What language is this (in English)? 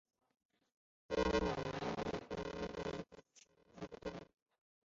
Chinese